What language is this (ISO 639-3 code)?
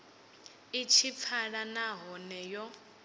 ven